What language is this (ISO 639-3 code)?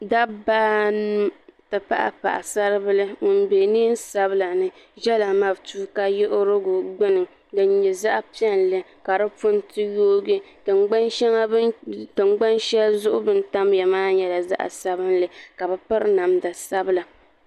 dag